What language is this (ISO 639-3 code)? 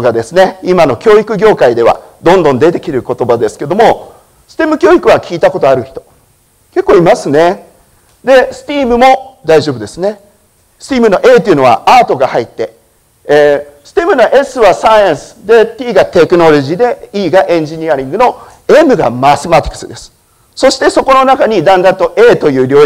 jpn